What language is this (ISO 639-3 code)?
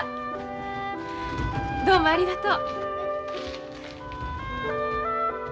jpn